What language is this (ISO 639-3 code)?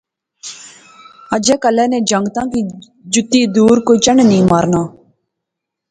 phr